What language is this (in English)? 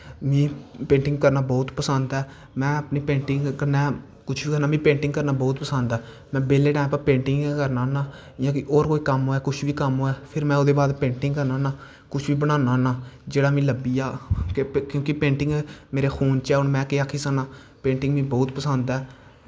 Dogri